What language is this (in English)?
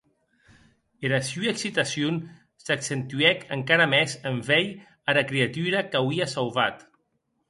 Occitan